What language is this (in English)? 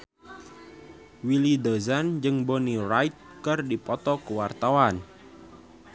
Sundanese